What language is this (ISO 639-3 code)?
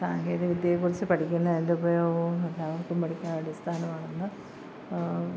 mal